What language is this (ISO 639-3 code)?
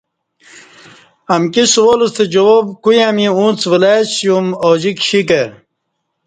bsh